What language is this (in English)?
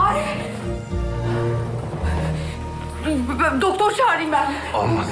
Turkish